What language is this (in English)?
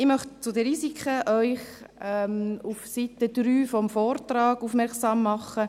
Swiss German